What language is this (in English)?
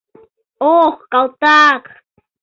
Mari